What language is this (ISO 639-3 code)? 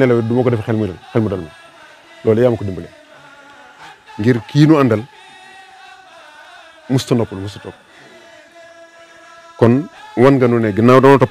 ara